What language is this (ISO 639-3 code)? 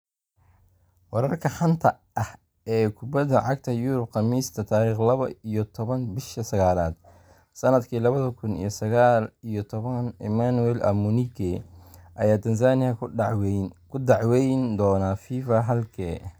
som